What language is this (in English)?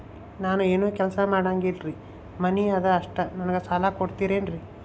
Kannada